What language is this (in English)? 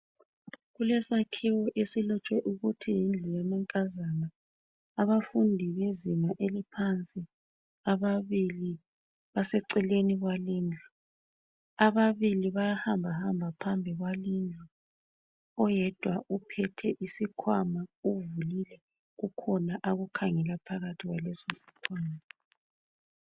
North Ndebele